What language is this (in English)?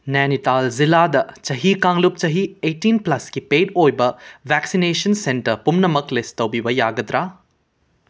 Manipuri